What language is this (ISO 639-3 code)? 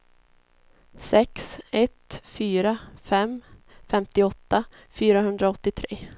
swe